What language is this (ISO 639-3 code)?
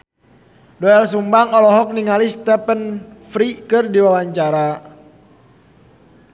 sun